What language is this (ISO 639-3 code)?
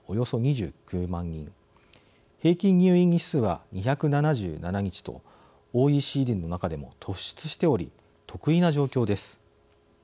jpn